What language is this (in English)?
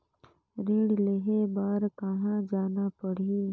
Chhattisgarhi